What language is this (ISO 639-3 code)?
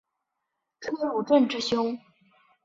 zho